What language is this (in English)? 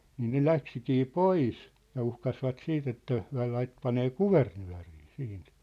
Finnish